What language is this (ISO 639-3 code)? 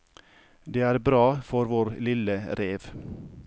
nor